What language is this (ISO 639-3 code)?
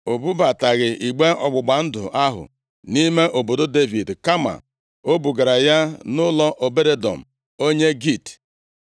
ibo